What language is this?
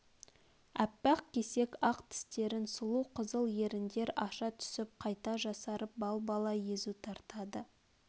Kazakh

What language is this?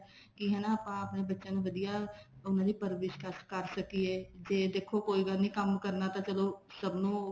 Punjabi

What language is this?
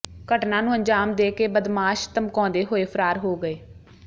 Punjabi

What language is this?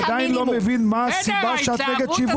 Hebrew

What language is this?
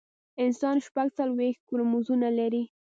Pashto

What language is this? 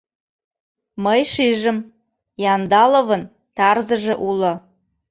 Mari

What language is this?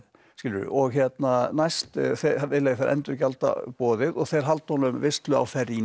Icelandic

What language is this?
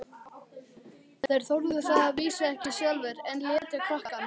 Icelandic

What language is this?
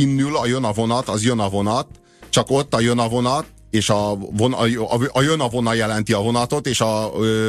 Hungarian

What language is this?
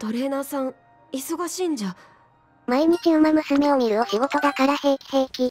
Japanese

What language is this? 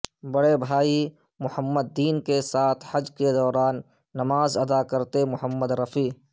Urdu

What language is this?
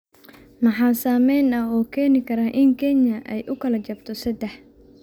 Somali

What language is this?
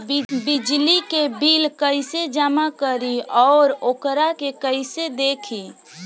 Bhojpuri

